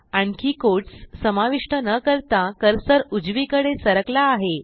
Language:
Marathi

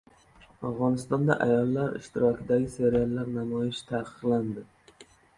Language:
Uzbek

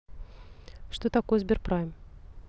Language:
Russian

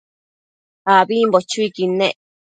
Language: Matsés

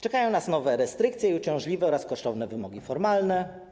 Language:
Polish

